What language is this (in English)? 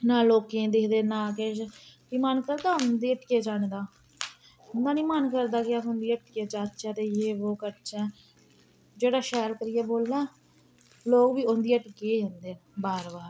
Dogri